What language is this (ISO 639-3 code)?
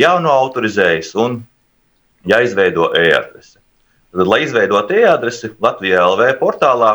rus